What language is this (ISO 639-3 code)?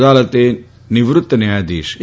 guj